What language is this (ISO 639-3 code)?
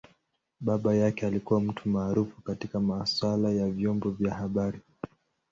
swa